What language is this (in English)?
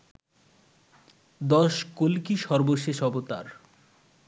Bangla